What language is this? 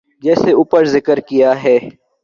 Urdu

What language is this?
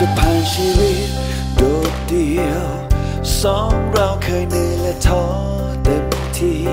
Thai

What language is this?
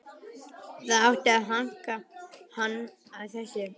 Icelandic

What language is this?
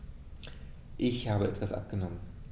German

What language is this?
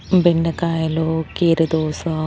Telugu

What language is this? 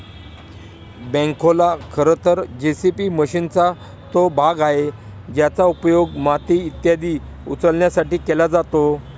Marathi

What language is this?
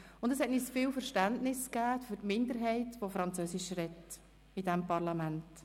Swiss German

